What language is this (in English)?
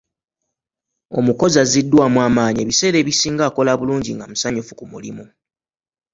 Ganda